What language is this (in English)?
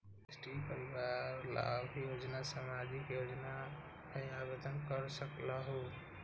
Magahi